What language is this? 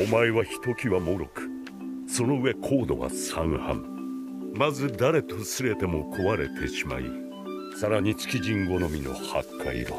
Japanese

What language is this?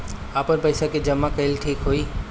Bhojpuri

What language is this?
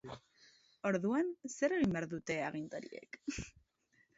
Basque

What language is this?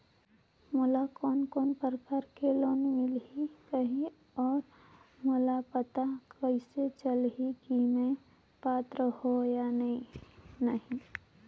Chhattisgarhi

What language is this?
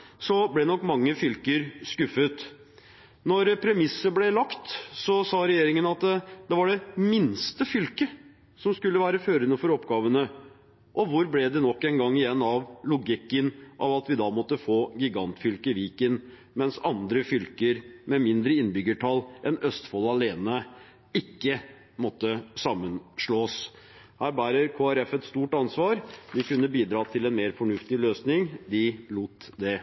Norwegian Bokmål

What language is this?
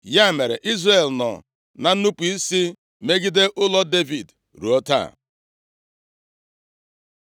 Igbo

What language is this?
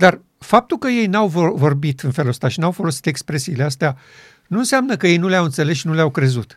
Romanian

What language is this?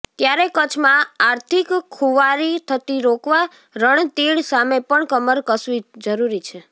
Gujarati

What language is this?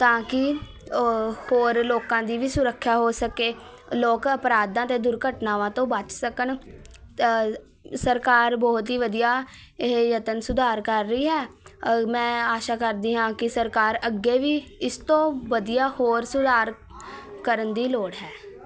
Punjabi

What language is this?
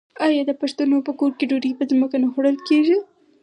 Pashto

